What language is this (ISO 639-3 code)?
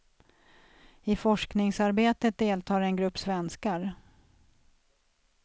swe